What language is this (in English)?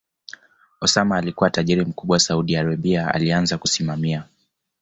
Swahili